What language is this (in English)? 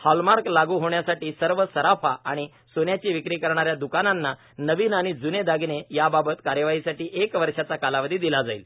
Marathi